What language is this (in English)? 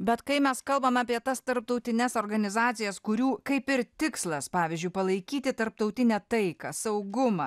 Lithuanian